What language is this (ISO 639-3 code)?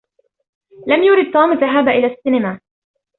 ara